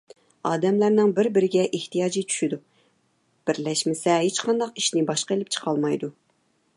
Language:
Uyghur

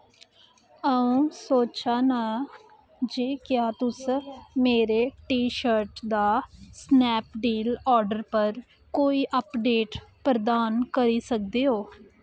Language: Dogri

